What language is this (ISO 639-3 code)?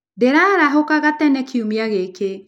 kik